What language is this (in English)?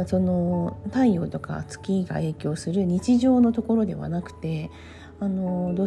Japanese